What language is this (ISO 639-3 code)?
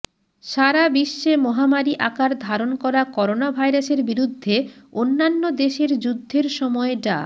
ben